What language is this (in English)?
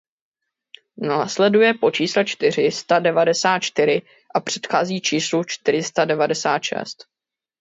Czech